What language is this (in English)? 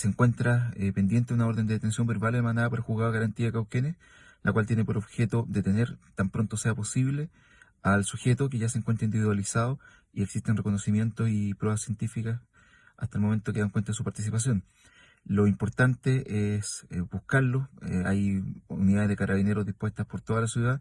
Spanish